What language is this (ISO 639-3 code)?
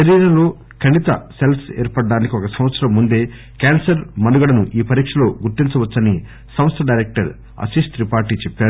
tel